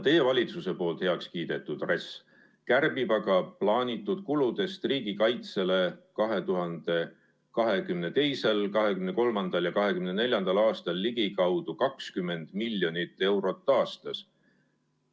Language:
Estonian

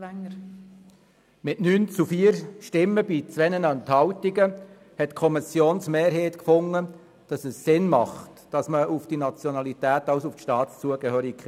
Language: Swiss German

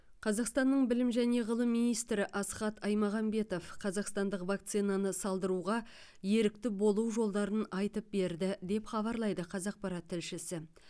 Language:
Kazakh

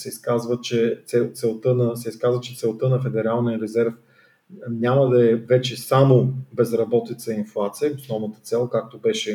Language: Bulgarian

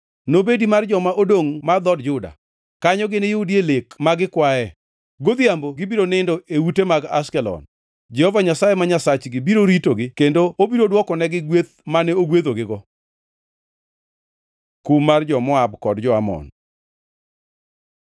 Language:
Luo (Kenya and Tanzania)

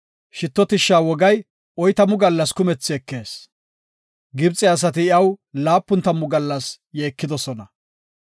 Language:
Gofa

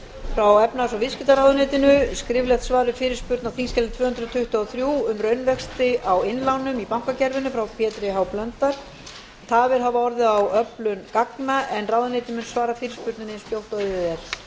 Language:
Icelandic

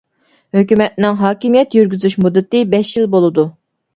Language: Uyghur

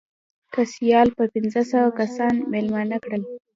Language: Pashto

